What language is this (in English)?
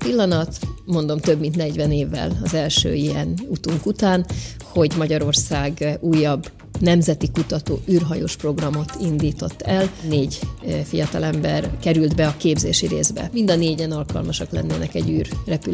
Hungarian